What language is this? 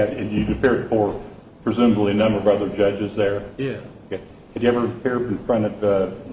English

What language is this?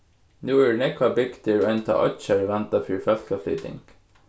Faroese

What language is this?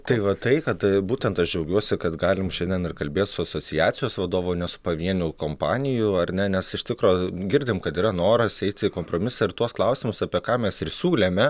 Lithuanian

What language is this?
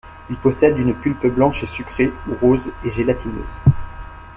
French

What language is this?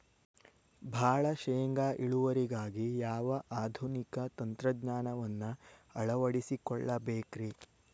Kannada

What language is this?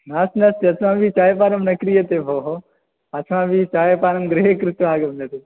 Sanskrit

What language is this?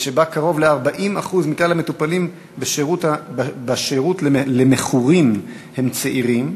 Hebrew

